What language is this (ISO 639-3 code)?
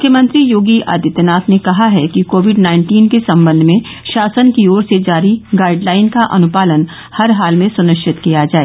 hin